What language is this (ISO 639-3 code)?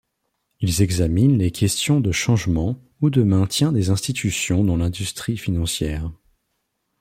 fra